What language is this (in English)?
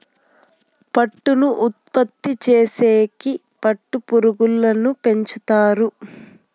Telugu